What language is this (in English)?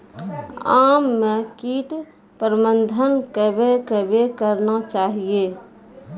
Maithili